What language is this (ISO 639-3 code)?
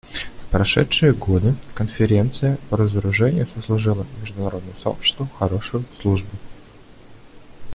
rus